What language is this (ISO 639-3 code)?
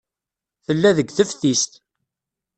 kab